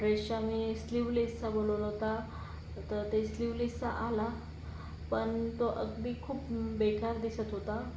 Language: Marathi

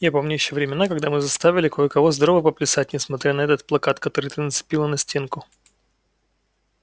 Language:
Russian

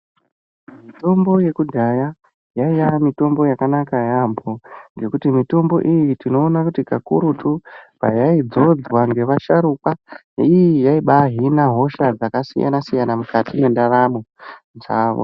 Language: Ndau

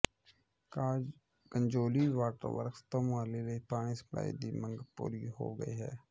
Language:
Punjabi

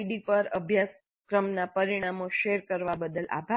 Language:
Gujarati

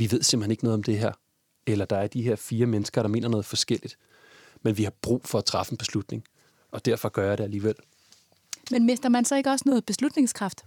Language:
Danish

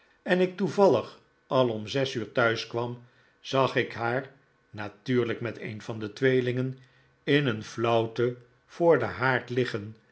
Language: Dutch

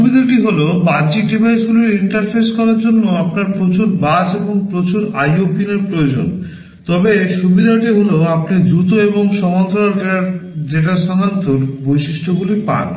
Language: Bangla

